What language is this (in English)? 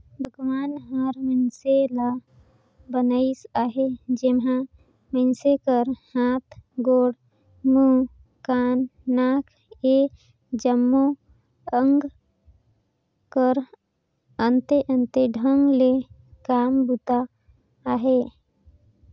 Chhattisgarhi